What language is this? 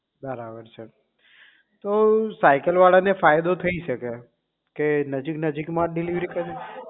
Gujarati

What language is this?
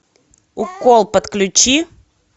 Russian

